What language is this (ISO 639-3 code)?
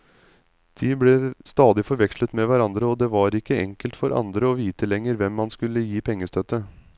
nor